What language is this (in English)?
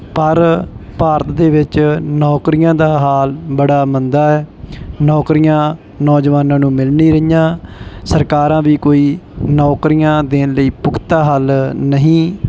Punjabi